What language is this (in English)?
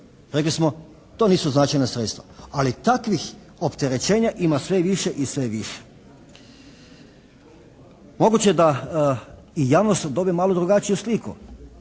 Croatian